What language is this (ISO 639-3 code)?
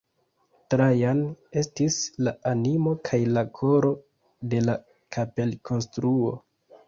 epo